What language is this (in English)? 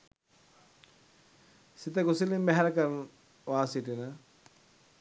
Sinhala